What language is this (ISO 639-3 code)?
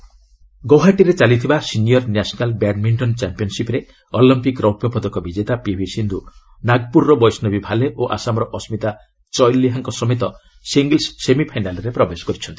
ori